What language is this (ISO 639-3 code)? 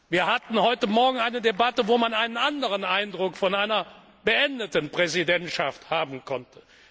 deu